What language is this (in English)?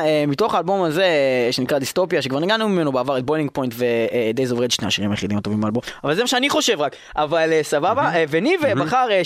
Hebrew